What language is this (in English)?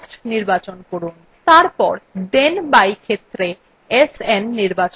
Bangla